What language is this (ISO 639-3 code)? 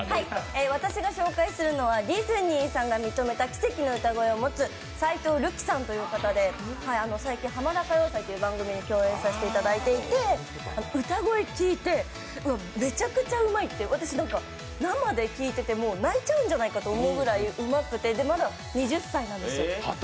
jpn